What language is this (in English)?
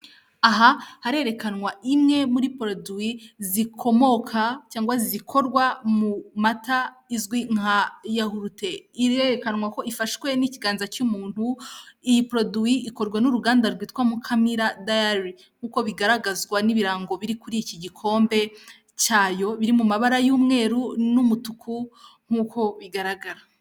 Kinyarwanda